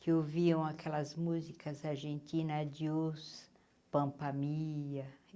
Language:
Portuguese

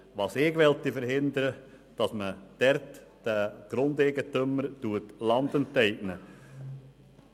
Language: Swiss German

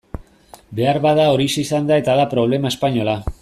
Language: Basque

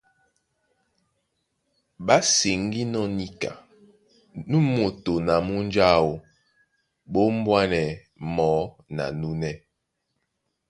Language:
Duala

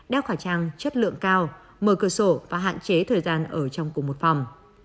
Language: Vietnamese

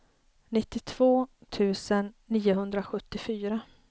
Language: Swedish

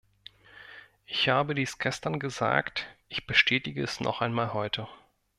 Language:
German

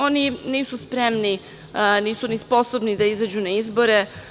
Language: Serbian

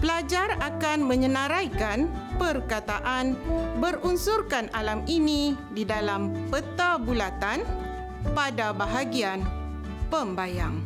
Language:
Malay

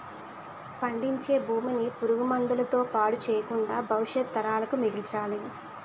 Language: Telugu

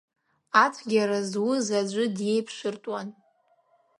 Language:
Abkhazian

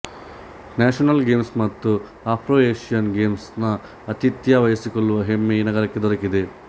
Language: Kannada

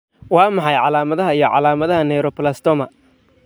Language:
Somali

